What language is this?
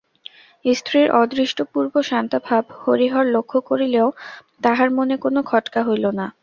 Bangla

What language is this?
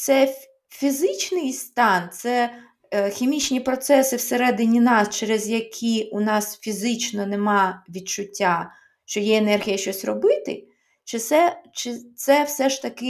Ukrainian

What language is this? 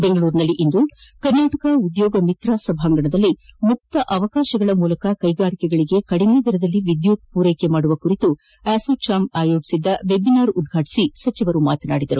Kannada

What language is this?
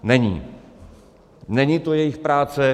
Czech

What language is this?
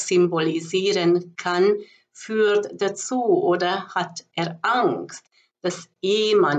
German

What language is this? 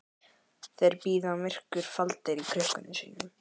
Icelandic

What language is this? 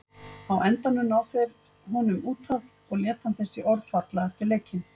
Icelandic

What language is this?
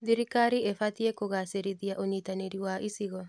Kikuyu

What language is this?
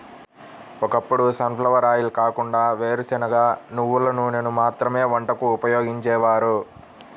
Telugu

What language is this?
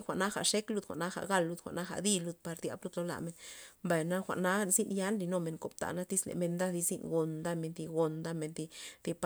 Loxicha Zapotec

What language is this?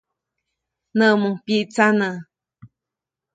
Copainalá Zoque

